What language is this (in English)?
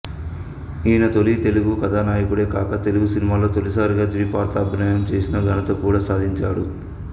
Telugu